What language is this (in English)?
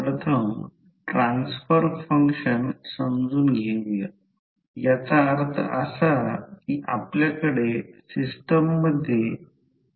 Marathi